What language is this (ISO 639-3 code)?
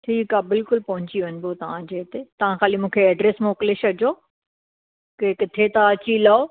snd